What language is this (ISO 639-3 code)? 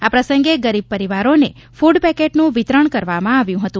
guj